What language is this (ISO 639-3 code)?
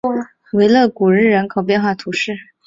zho